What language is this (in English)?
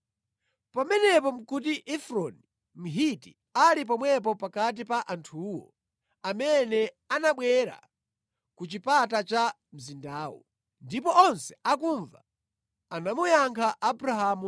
Nyanja